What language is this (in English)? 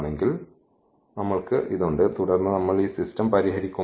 Malayalam